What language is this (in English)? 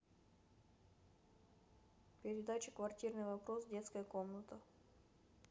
Russian